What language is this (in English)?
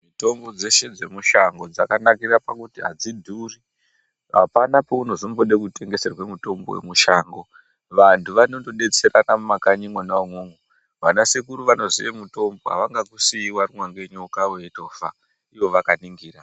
Ndau